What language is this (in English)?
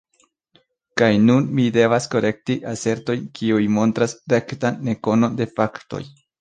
Esperanto